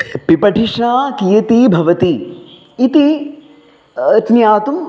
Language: Sanskrit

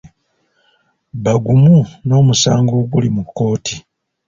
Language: Ganda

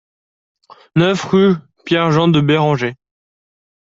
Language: French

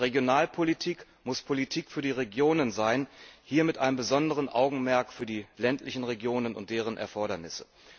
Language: German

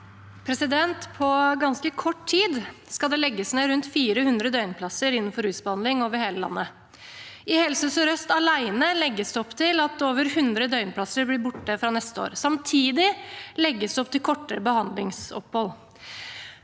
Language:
Norwegian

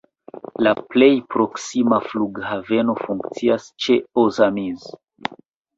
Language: Esperanto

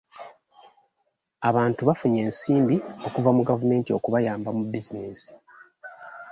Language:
Ganda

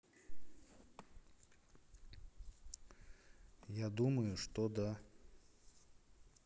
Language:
Russian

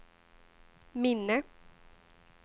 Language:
Swedish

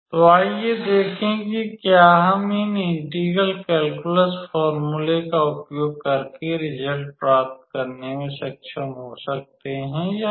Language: Hindi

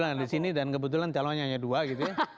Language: Indonesian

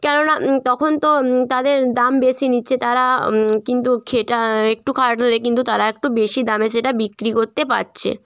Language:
Bangla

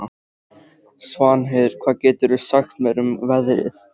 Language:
Icelandic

